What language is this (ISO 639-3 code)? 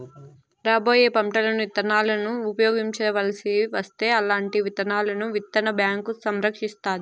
tel